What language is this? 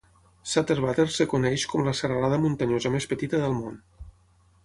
Catalan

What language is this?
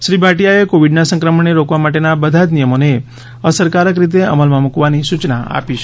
Gujarati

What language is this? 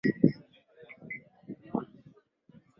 Swahili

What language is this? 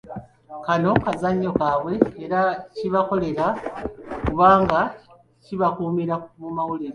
Ganda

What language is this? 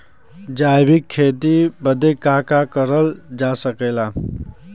Bhojpuri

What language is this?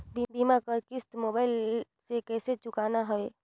Chhattisgarhi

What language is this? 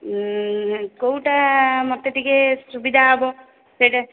Odia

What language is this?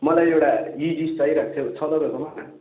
Nepali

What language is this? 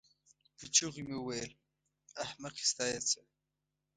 Pashto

